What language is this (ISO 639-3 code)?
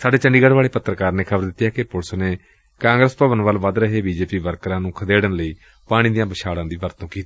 pan